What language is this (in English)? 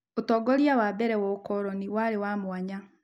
Kikuyu